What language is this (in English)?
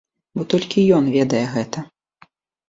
Belarusian